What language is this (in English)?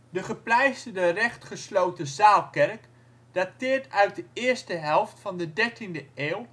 Dutch